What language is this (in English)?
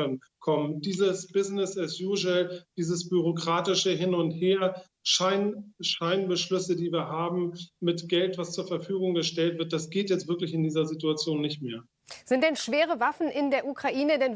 German